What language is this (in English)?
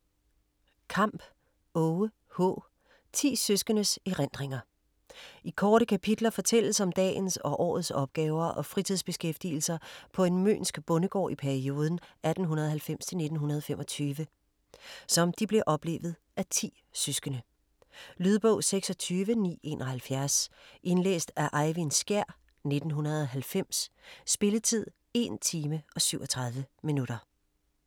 Danish